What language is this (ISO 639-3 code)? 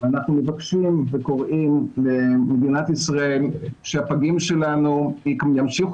heb